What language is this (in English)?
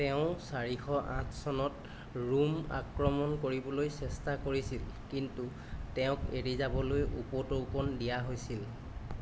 Assamese